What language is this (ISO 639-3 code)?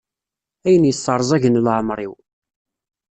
kab